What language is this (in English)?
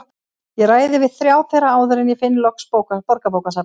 Icelandic